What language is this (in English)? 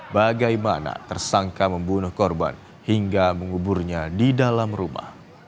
Indonesian